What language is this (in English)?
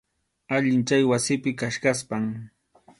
Arequipa-La Unión Quechua